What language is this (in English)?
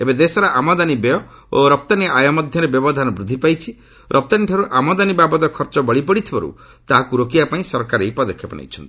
Odia